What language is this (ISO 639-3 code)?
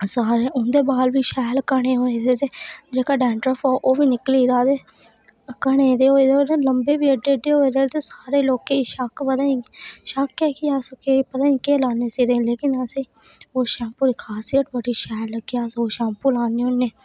doi